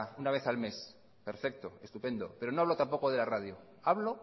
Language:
Spanish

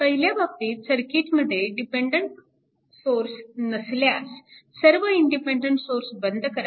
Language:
Marathi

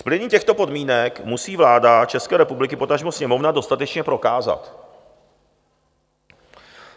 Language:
Czech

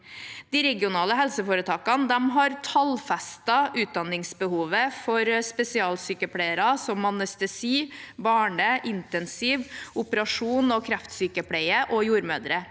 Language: Norwegian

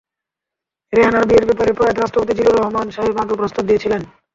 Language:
Bangla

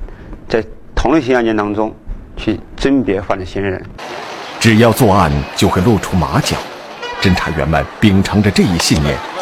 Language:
Chinese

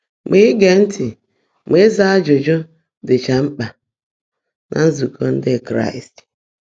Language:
Igbo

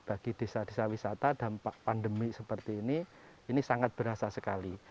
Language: Indonesian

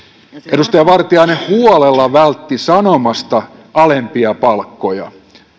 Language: Finnish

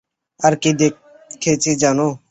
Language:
Bangla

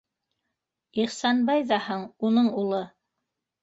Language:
Bashkir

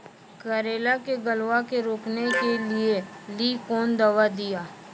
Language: Maithili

